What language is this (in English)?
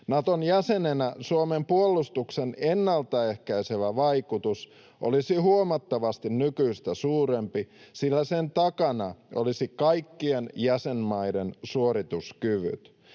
Finnish